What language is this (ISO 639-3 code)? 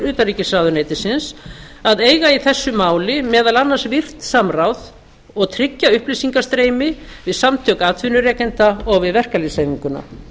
isl